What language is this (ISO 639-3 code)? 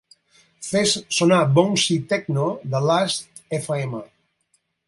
cat